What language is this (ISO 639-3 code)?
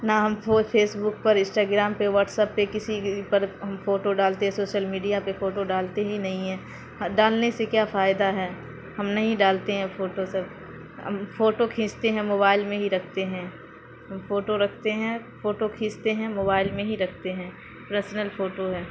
urd